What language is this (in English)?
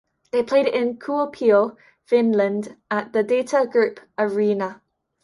English